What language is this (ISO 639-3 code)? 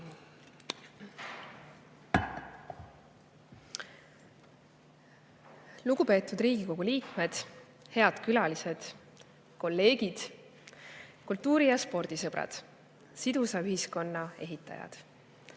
est